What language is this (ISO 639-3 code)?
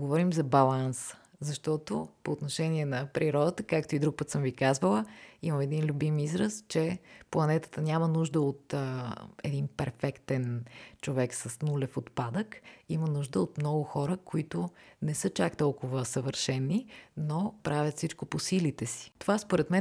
bul